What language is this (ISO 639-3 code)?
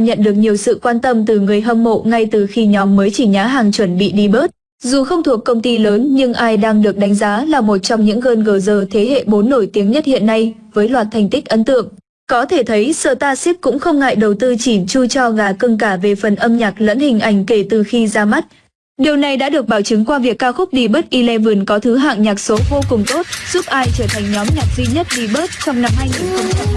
vie